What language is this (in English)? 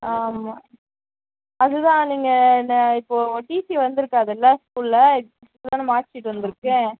Tamil